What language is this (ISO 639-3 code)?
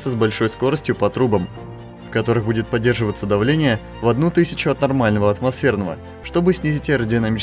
rus